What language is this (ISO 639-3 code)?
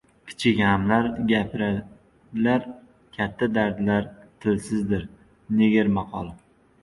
uzb